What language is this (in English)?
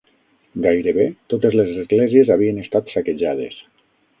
Catalan